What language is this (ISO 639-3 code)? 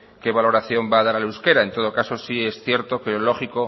spa